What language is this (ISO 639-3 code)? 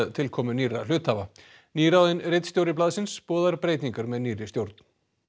isl